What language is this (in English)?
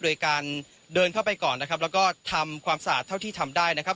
Thai